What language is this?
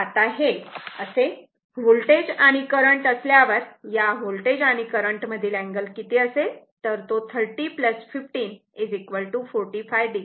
Marathi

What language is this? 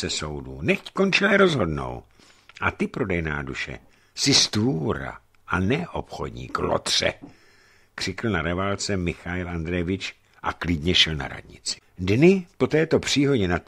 Czech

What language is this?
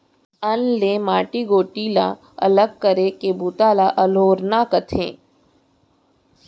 Chhattisgarhi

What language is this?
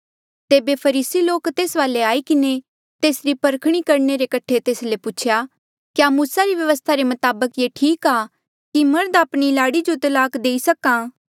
Mandeali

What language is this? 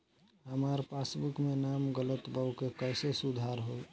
Bhojpuri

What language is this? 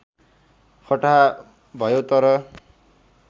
Nepali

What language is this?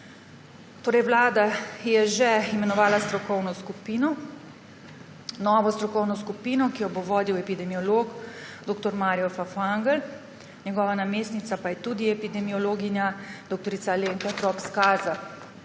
Slovenian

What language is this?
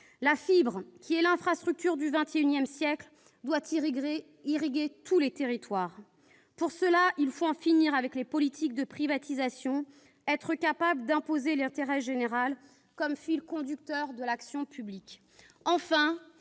French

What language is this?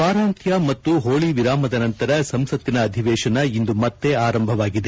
Kannada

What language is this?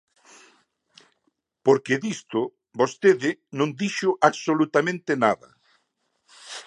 Galician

